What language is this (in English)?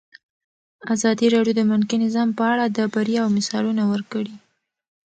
Pashto